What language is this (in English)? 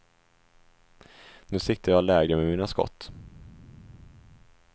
Swedish